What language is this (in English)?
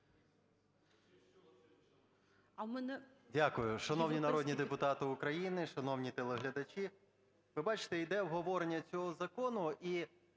Ukrainian